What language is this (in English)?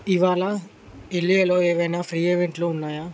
Telugu